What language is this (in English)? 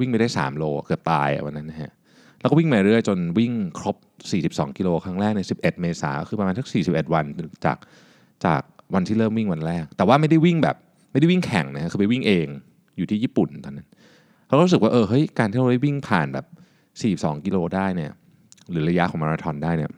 Thai